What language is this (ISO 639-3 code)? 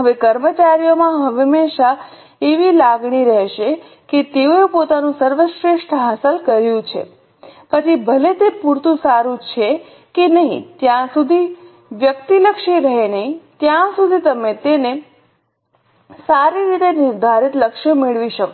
guj